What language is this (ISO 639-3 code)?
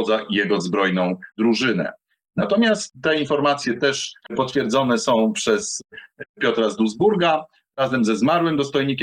pol